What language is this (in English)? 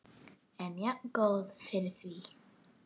Icelandic